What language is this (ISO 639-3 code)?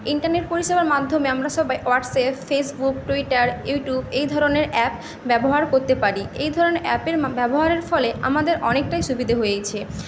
ben